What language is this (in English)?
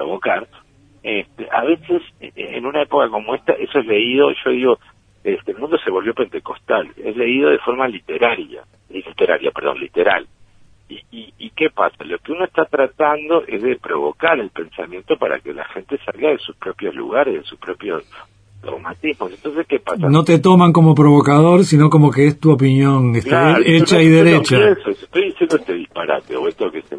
Spanish